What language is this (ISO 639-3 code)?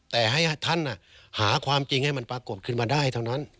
tha